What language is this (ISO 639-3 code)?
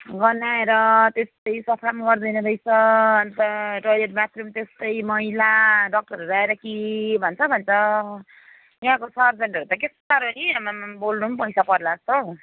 nep